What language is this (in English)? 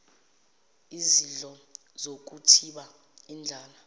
Zulu